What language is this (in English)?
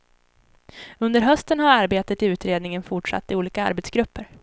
Swedish